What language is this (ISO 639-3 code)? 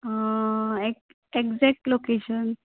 kok